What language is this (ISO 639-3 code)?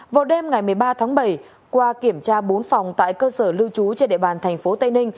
vie